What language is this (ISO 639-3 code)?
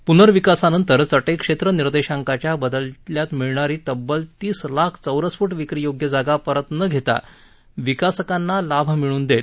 mar